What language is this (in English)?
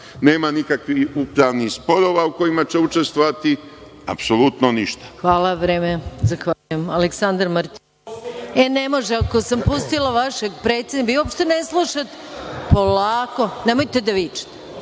Serbian